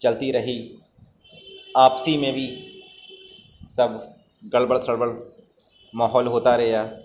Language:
Urdu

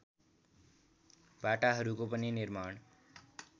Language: Nepali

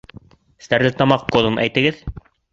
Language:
Bashkir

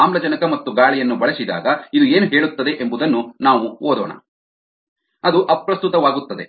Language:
Kannada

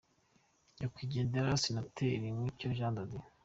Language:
Kinyarwanda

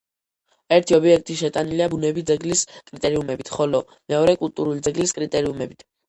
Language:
Georgian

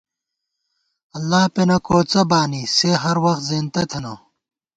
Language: Gawar-Bati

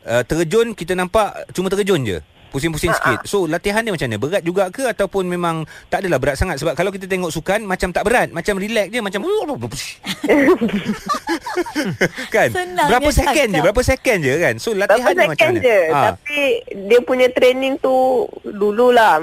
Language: Malay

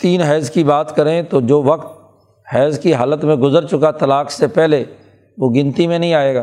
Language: Urdu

